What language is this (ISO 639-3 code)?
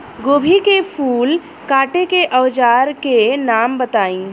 bho